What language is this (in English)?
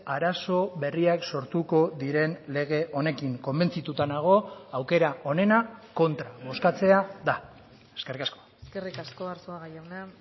Basque